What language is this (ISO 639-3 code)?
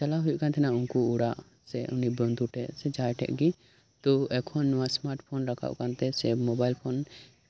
sat